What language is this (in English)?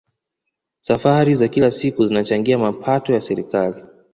Swahili